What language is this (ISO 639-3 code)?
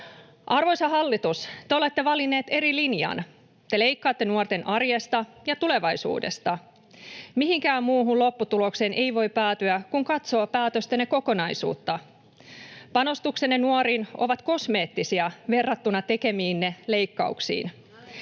fin